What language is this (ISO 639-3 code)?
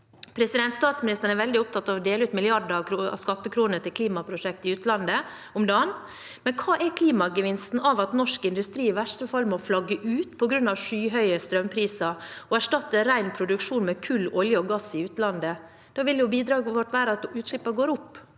nor